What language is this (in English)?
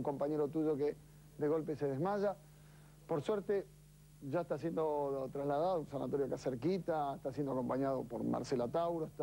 Spanish